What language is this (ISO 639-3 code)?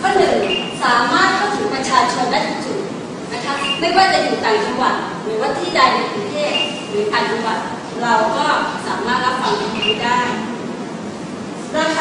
tha